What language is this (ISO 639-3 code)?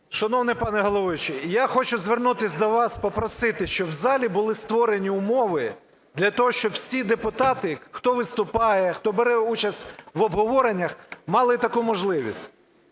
ukr